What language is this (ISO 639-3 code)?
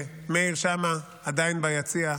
heb